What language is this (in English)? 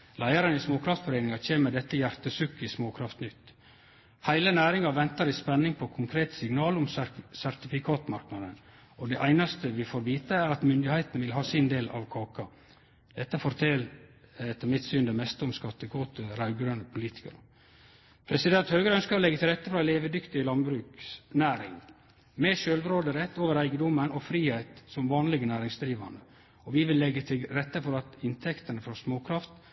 Norwegian Nynorsk